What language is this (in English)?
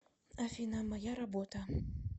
Russian